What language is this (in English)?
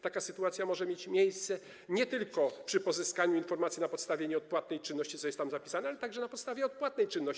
Polish